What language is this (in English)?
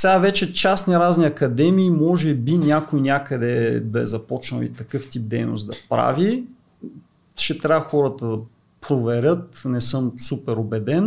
Bulgarian